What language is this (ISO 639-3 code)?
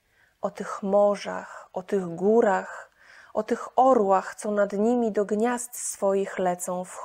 pol